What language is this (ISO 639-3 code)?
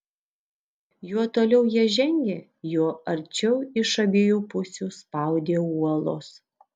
lit